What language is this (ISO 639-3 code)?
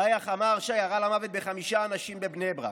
heb